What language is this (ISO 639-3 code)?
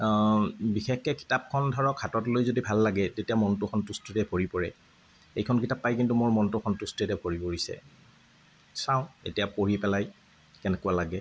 asm